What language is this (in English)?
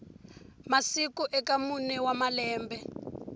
Tsonga